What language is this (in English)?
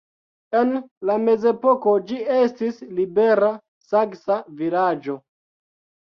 Esperanto